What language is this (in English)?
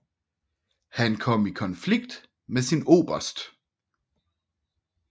Danish